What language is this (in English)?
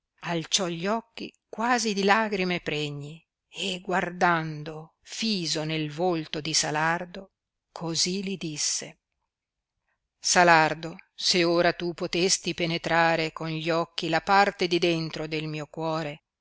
Italian